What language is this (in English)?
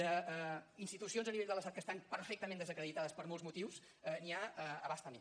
Catalan